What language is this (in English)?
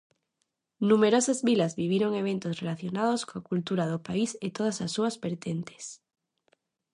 Galician